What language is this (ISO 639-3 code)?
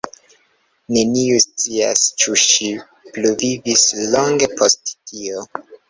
epo